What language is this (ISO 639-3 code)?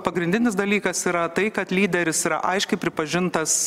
lit